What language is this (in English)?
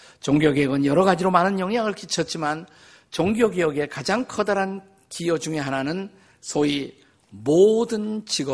Korean